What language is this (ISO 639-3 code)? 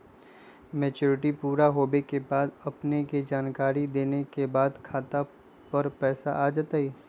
mag